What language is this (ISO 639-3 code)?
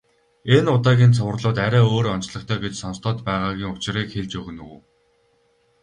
mon